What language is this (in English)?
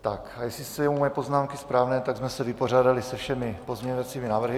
Czech